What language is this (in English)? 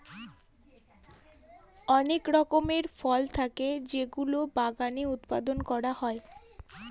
Bangla